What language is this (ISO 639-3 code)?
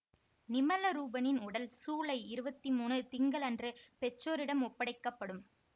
tam